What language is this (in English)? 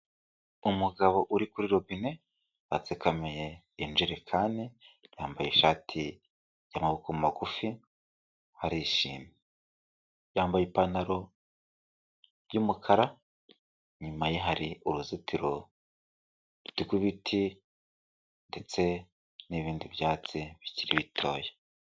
Kinyarwanda